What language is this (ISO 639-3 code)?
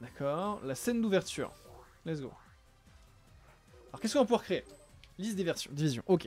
fra